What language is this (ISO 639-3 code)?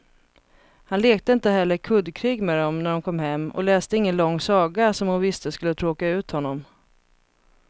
swe